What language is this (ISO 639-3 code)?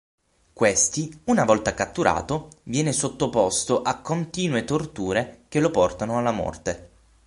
ita